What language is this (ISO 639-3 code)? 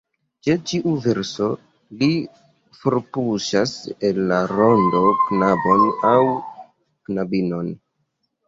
epo